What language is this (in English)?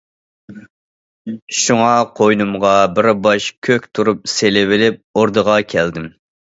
Uyghur